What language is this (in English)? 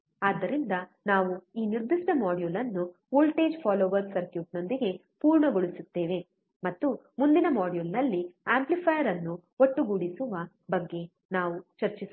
Kannada